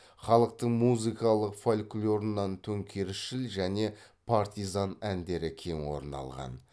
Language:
Kazakh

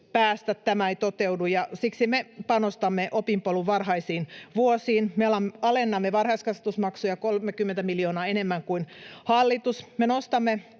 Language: Finnish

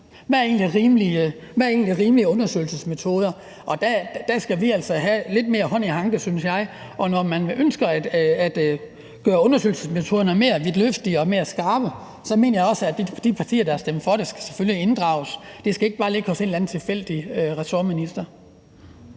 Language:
Danish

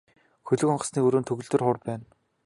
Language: Mongolian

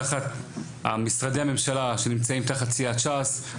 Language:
Hebrew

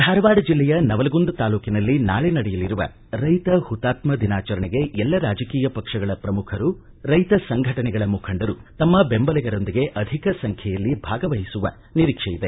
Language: Kannada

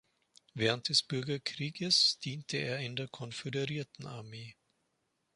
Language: German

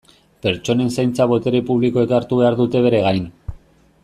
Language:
Basque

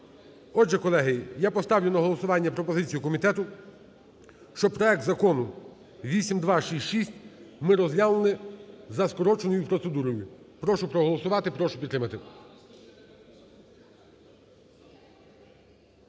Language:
Ukrainian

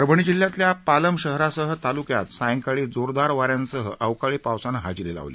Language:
Marathi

